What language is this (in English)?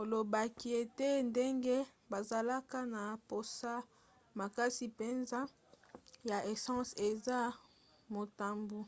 Lingala